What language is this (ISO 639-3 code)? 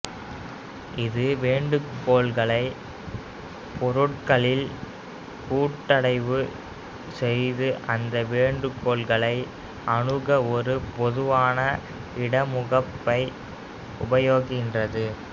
tam